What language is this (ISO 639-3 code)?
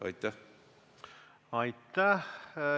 est